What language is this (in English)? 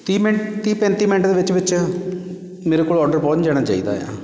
Punjabi